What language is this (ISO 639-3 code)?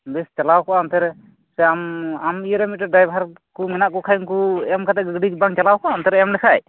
sat